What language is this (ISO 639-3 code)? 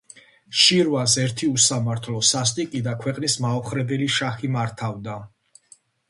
kat